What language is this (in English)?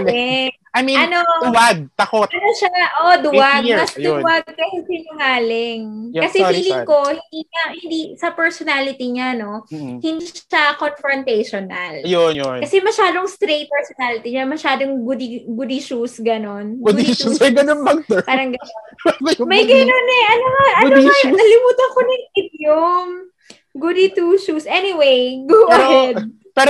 Filipino